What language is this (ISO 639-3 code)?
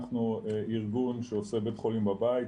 heb